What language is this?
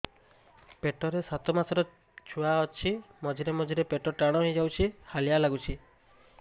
Odia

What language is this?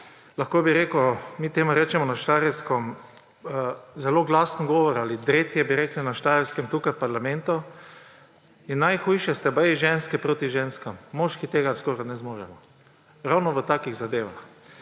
Slovenian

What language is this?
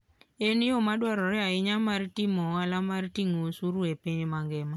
Luo (Kenya and Tanzania)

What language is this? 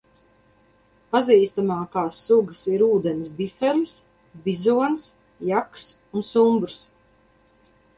Latvian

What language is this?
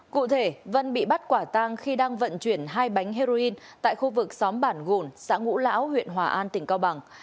Vietnamese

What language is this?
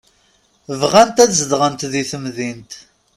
Kabyle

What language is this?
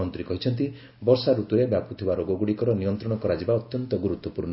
Odia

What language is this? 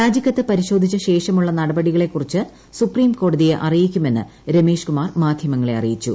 Malayalam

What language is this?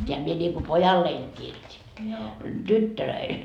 Finnish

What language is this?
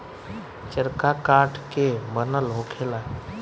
Bhojpuri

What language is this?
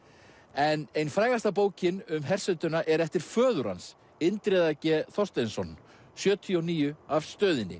Icelandic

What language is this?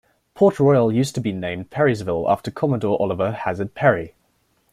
English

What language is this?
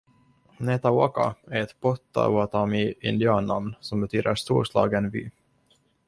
Swedish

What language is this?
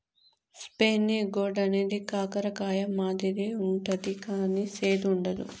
Telugu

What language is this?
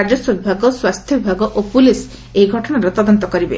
Odia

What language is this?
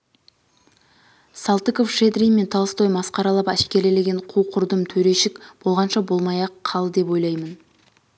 Kazakh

